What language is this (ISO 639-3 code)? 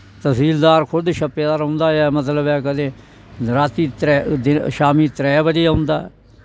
doi